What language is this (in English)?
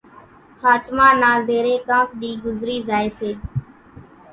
Kachi Koli